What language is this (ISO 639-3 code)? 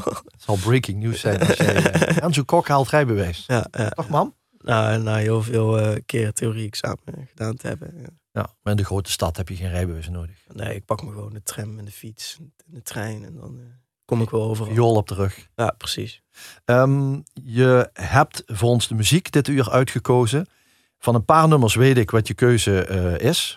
nld